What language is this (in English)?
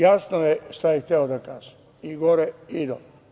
Serbian